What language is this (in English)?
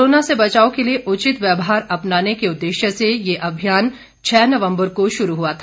Hindi